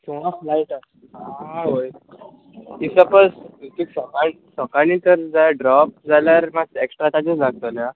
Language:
Konkani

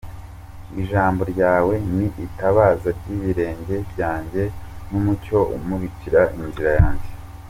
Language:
Kinyarwanda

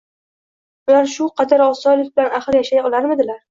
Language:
Uzbek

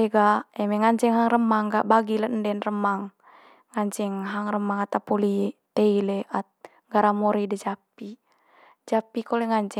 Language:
Manggarai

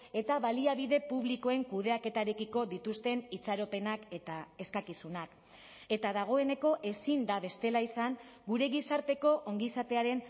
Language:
Basque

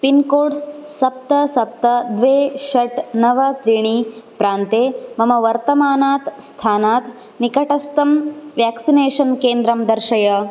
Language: Sanskrit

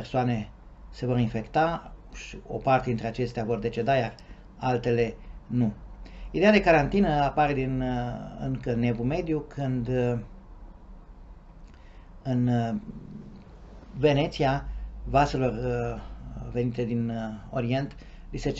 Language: Romanian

